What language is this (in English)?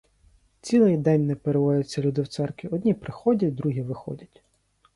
Ukrainian